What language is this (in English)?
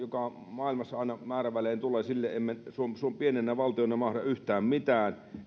Finnish